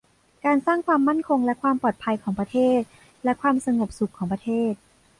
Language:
Thai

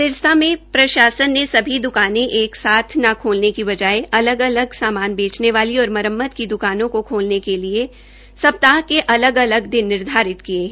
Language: Hindi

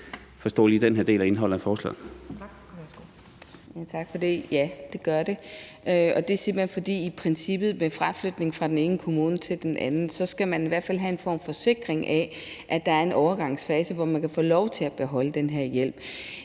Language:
Danish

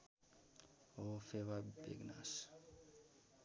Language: Nepali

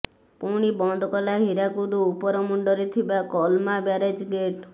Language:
Odia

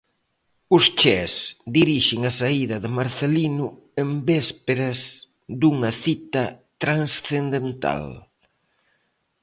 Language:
Galician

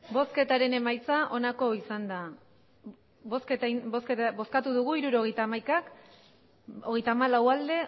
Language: Basque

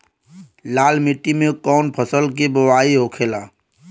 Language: Bhojpuri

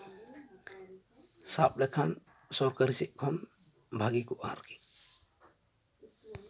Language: Santali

